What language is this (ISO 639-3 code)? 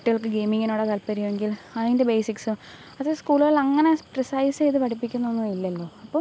mal